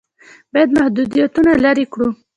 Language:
Pashto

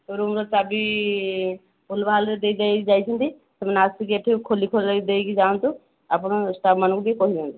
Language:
Odia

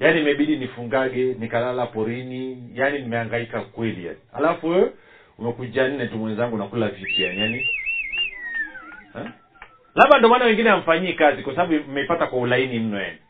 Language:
Swahili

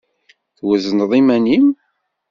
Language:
Kabyle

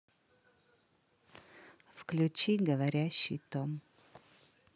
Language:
Russian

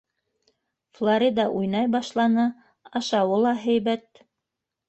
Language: Bashkir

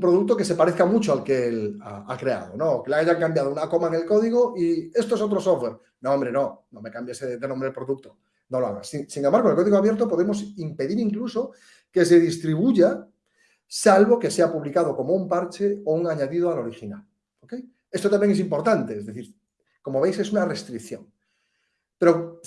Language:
Spanish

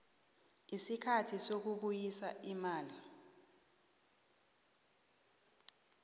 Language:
South Ndebele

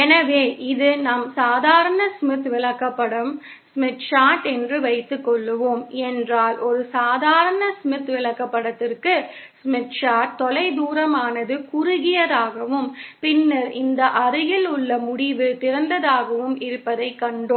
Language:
Tamil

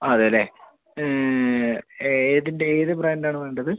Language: Malayalam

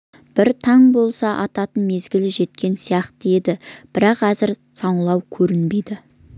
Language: Kazakh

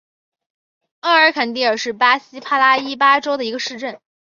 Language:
Chinese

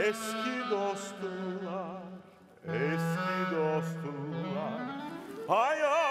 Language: Turkish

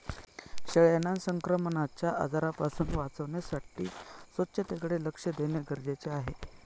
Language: Marathi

